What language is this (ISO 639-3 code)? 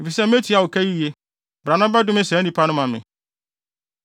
aka